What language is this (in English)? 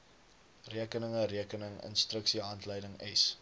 Afrikaans